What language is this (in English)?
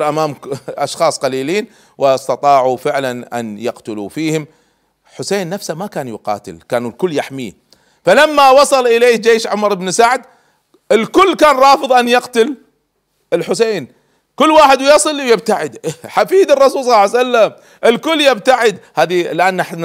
Arabic